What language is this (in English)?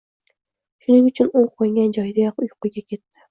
Uzbek